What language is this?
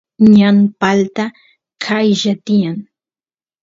Santiago del Estero Quichua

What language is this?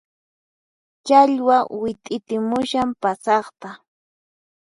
Puno Quechua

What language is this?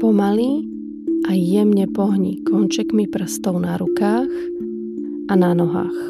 Slovak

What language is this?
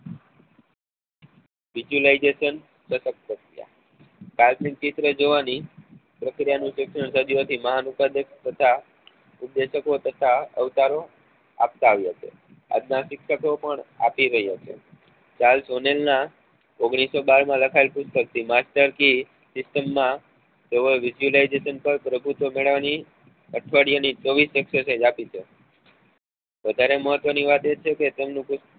Gujarati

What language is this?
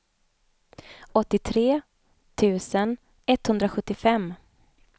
Swedish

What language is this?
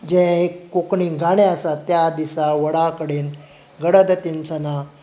Konkani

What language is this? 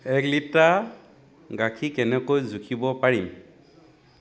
Assamese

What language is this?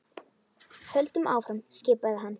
Icelandic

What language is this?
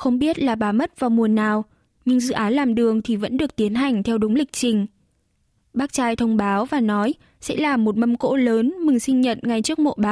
Vietnamese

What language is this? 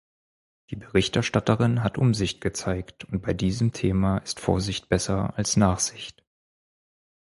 German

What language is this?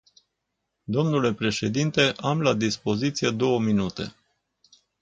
Romanian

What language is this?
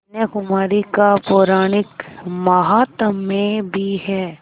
Hindi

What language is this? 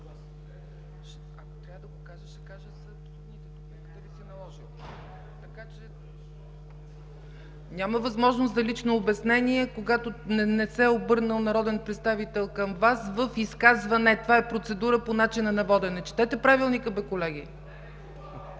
Bulgarian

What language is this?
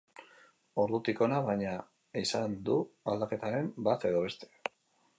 Basque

